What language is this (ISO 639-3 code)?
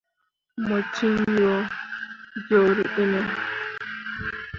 mua